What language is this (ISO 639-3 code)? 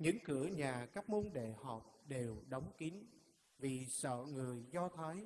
vie